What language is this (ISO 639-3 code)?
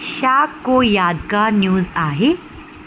snd